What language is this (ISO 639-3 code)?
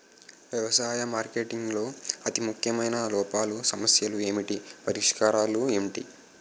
tel